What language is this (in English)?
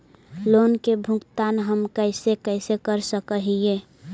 Magahi